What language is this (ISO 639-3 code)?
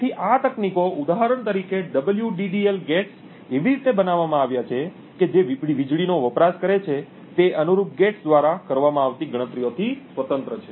guj